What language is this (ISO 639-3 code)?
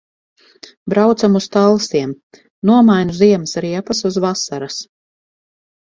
lav